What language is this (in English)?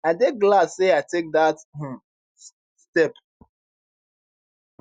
Nigerian Pidgin